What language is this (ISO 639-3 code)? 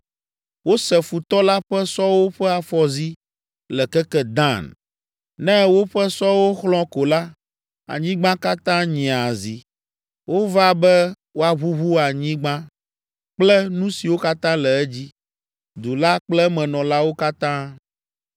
ewe